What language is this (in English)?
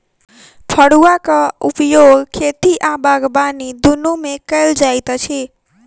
Maithili